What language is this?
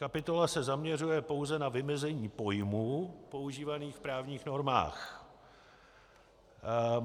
Czech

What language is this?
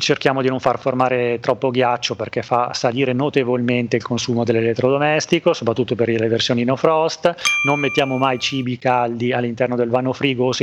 Italian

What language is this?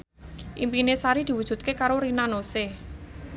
Javanese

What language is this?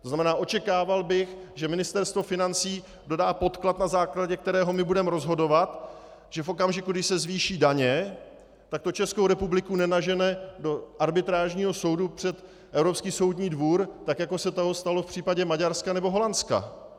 Czech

